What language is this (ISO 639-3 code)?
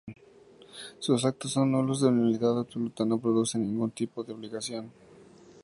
spa